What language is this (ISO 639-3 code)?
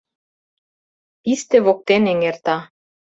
chm